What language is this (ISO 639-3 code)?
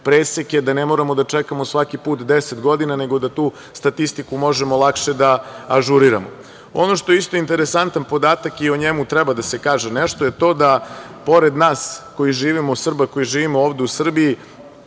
srp